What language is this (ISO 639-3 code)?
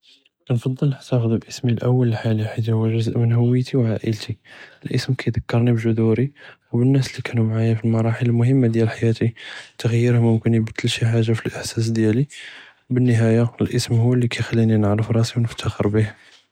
jrb